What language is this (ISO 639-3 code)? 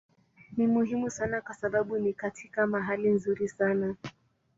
swa